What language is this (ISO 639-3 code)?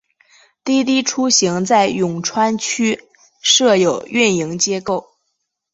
zho